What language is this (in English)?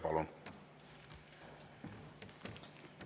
Estonian